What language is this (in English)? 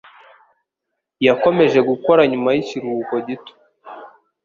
Kinyarwanda